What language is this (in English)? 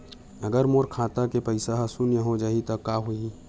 Chhattisgarhi